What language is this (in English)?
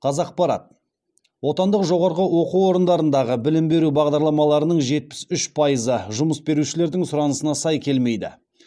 Kazakh